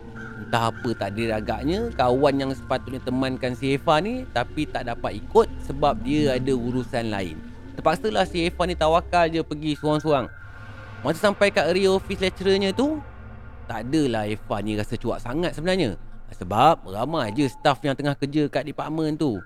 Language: Malay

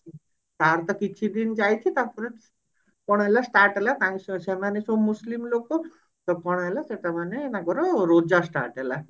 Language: Odia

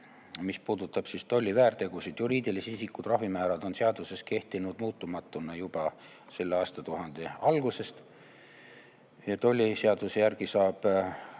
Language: Estonian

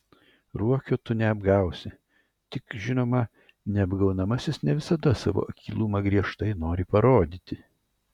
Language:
Lithuanian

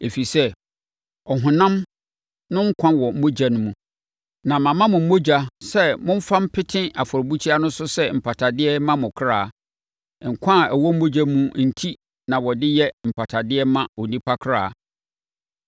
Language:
Akan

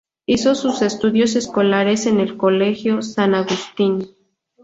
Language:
Spanish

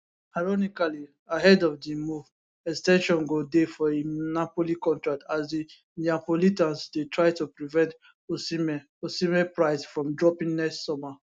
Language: Nigerian Pidgin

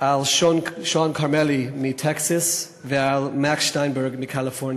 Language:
Hebrew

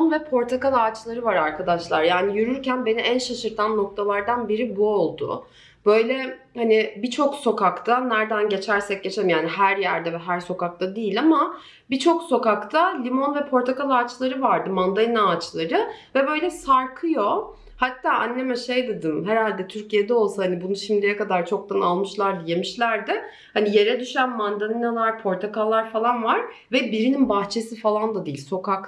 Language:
Turkish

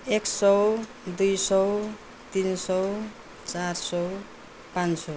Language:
Nepali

